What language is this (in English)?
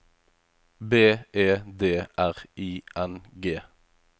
Norwegian